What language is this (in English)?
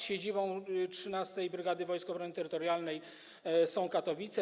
Polish